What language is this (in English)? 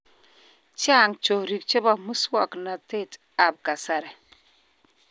Kalenjin